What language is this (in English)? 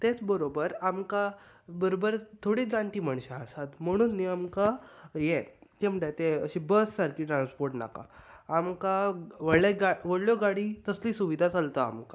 Konkani